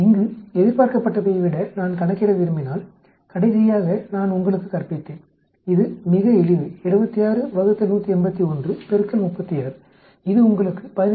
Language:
Tamil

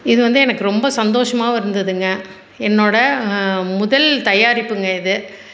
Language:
Tamil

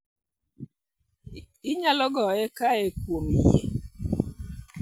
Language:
Luo (Kenya and Tanzania)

